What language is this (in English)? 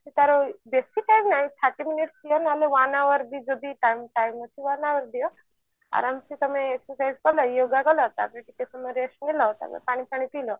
Odia